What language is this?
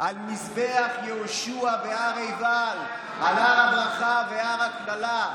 Hebrew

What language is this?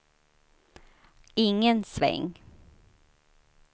Swedish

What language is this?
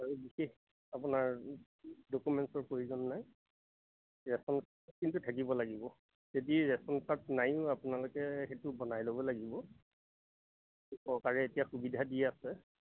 Assamese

